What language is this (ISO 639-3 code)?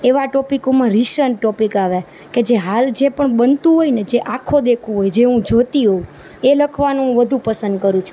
guj